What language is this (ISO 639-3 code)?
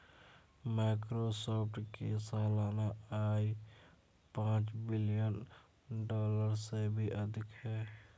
hin